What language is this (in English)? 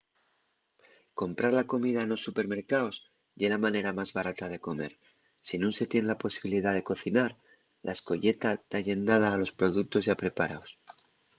Asturian